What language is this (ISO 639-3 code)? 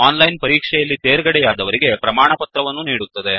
kan